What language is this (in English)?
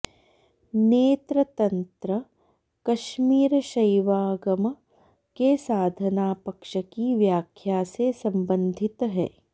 Sanskrit